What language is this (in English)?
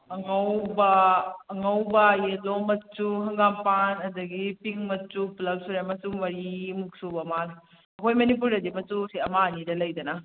Manipuri